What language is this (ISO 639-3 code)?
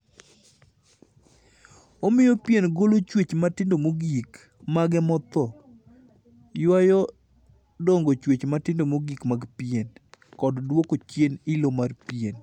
luo